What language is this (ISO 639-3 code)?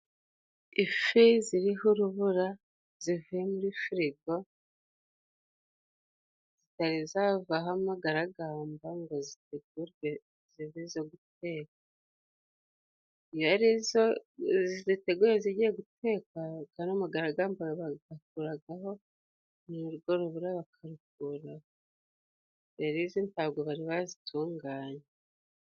kin